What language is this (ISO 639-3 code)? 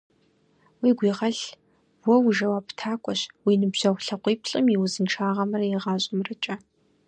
kbd